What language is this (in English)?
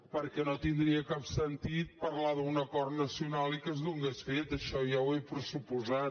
Catalan